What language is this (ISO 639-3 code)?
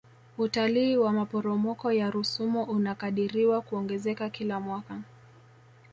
swa